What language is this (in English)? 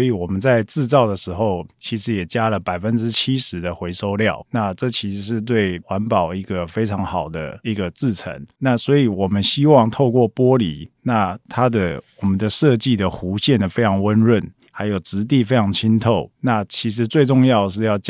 Chinese